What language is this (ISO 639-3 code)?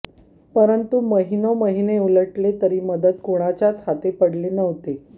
mar